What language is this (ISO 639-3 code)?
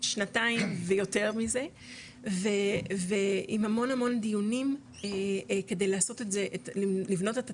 heb